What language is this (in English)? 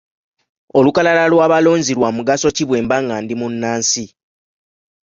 Ganda